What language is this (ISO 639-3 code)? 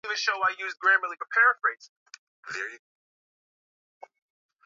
swa